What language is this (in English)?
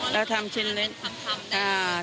Thai